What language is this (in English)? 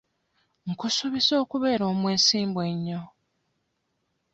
Ganda